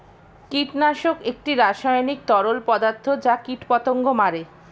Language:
Bangla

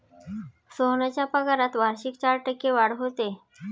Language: Marathi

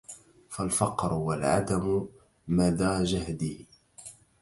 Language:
Arabic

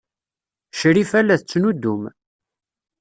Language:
Kabyle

